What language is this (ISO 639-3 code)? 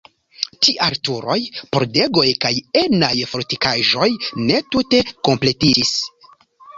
epo